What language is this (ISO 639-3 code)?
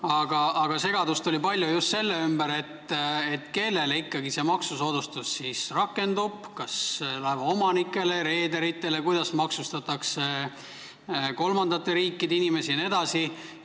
est